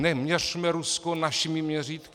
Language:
Czech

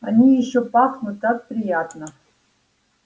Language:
Russian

